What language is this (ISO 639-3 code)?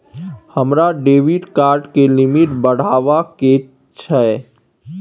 mai